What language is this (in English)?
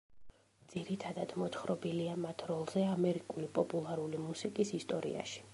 Georgian